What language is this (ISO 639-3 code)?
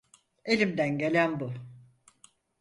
tur